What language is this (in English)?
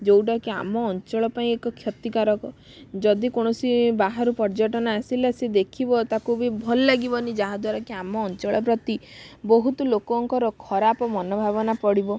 Odia